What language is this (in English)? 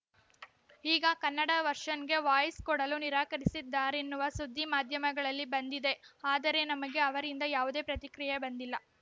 Kannada